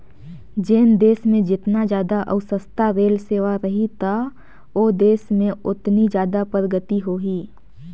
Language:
Chhattisgarhi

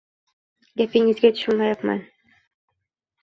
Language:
Uzbek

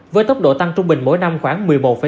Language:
Vietnamese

